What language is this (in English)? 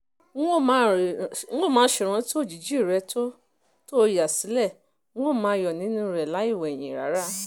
Yoruba